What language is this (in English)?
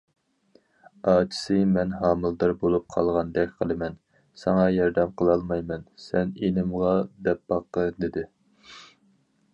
Uyghur